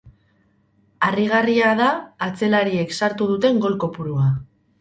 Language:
Basque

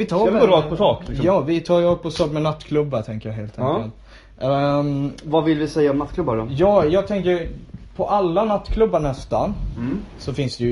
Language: Swedish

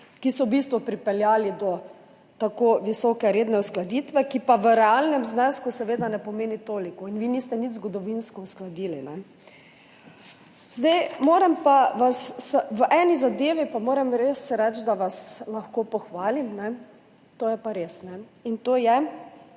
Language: Slovenian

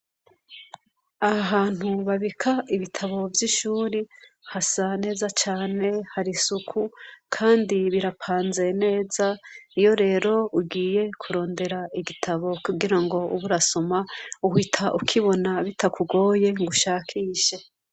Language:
Rundi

